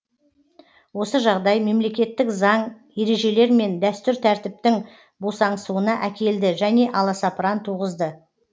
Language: Kazakh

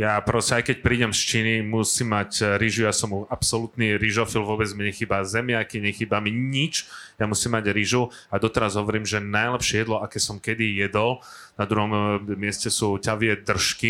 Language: Slovak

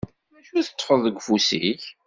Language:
Kabyle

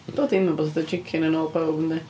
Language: Welsh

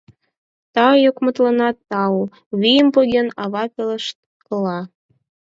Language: Mari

